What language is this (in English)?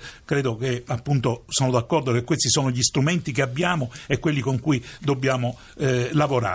Italian